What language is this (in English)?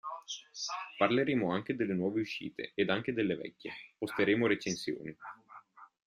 Italian